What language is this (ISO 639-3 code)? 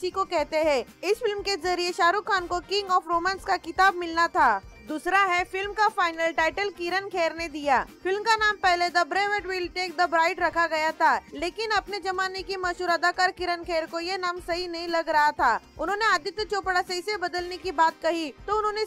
hin